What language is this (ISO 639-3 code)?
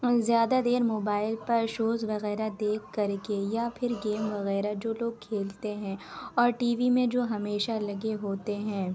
urd